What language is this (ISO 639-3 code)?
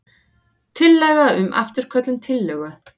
isl